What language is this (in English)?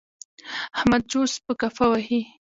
Pashto